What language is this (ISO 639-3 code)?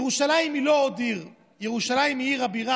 heb